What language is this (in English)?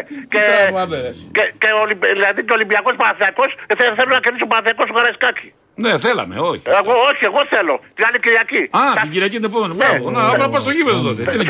Greek